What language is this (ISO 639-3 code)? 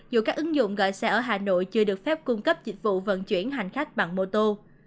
vie